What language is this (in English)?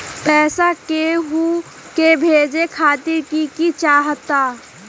Magahi